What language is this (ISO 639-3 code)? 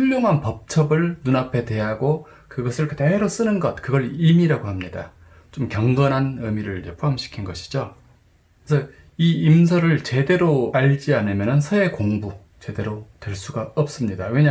kor